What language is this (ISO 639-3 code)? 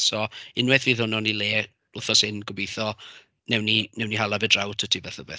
cym